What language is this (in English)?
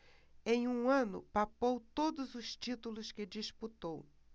Portuguese